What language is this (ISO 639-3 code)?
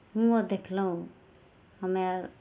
mai